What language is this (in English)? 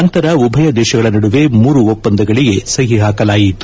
Kannada